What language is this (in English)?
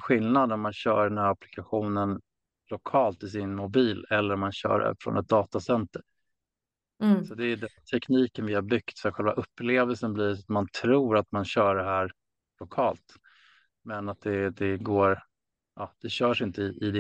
Swedish